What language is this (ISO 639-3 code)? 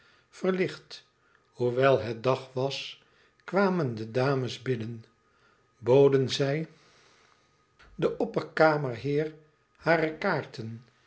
nld